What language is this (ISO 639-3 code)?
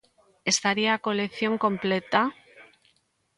glg